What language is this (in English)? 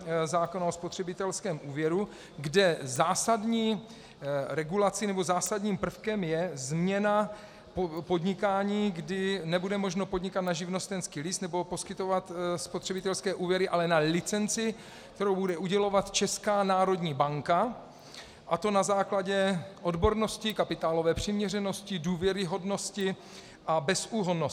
Czech